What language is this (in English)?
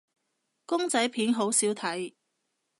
Cantonese